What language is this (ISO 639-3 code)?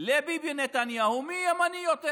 heb